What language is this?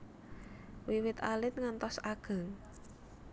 Javanese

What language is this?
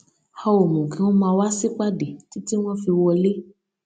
Yoruba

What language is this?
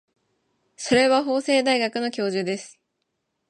Japanese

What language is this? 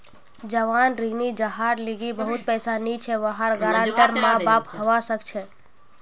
Magahi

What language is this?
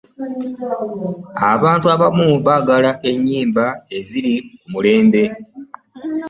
Ganda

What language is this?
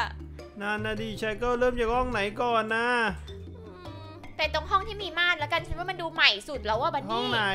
Thai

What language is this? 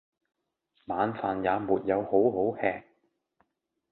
Cantonese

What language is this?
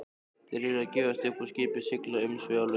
Icelandic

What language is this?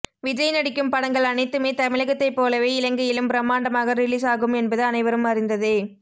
Tamil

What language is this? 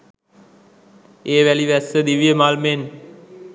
Sinhala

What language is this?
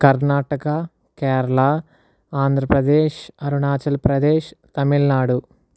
Telugu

